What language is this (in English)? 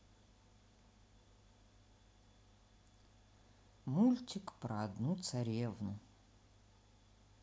Russian